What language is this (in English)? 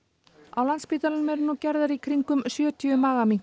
Icelandic